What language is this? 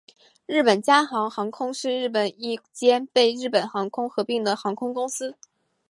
Chinese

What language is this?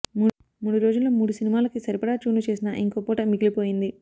Telugu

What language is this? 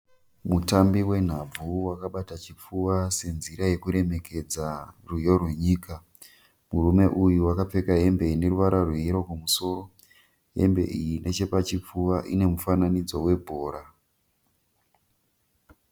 Shona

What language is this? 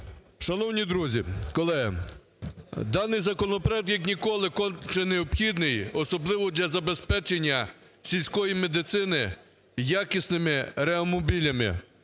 Ukrainian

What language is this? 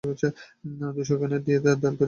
Bangla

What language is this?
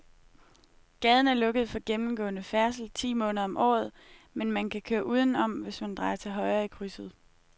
Danish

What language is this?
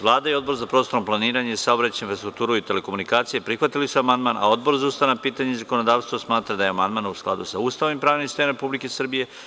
Serbian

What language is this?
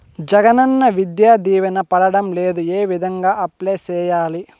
Telugu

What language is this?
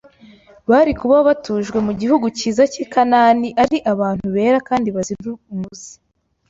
Kinyarwanda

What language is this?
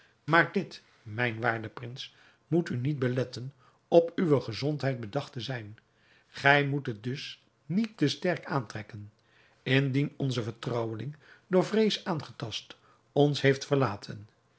Dutch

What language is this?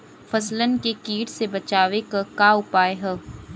Bhojpuri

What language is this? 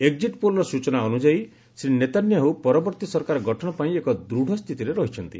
Odia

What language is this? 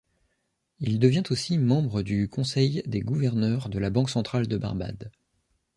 French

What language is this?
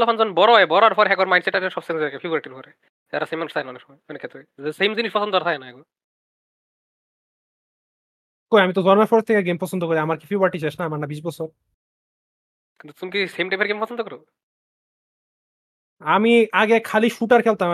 Bangla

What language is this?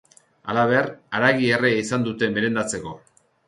Basque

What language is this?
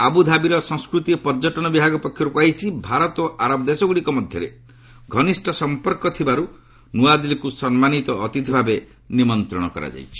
Odia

